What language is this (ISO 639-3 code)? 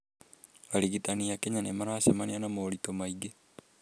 kik